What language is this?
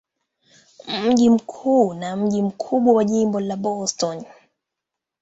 Swahili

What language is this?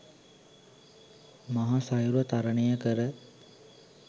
Sinhala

